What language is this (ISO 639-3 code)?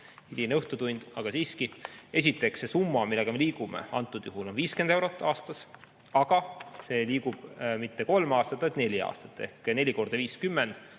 est